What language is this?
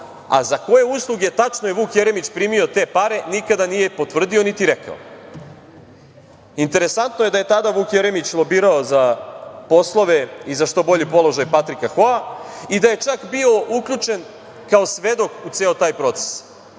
Serbian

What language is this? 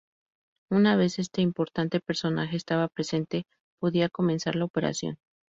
Spanish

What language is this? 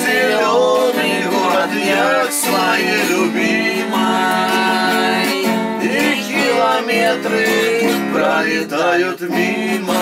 Russian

